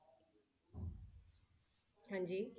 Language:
Punjabi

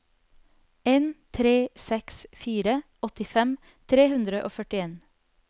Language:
Norwegian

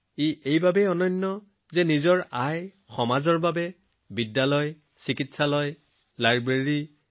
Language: Assamese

